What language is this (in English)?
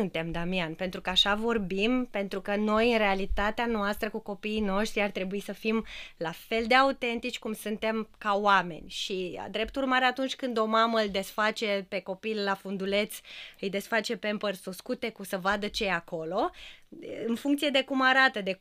Romanian